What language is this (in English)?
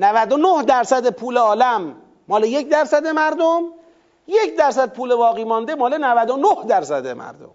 Persian